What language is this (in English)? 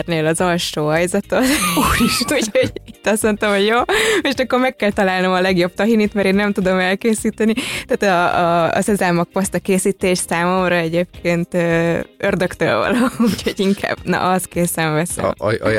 Hungarian